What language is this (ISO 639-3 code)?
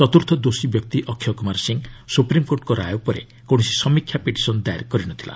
ori